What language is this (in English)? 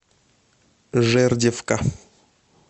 Russian